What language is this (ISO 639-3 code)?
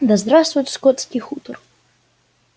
rus